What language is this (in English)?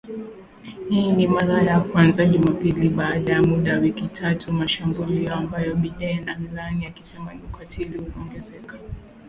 Swahili